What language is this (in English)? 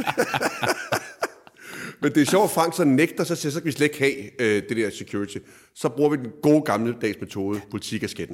Danish